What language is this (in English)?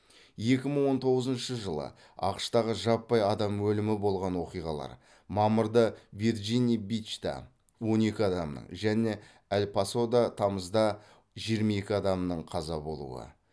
Kazakh